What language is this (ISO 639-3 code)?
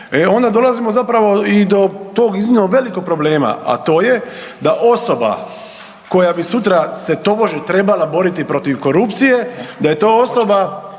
hrv